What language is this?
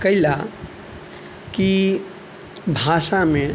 Maithili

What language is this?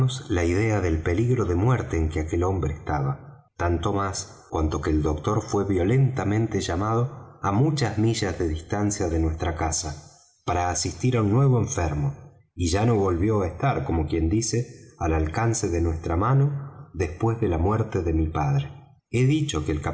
Spanish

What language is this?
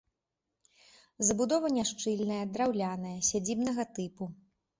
Belarusian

